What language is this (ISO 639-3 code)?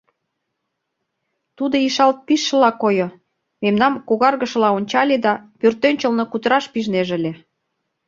chm